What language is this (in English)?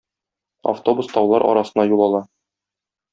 Tatar